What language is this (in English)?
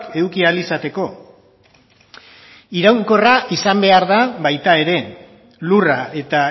Basque